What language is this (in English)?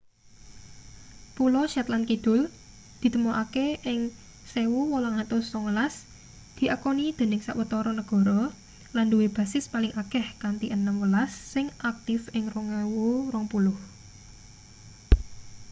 Javanese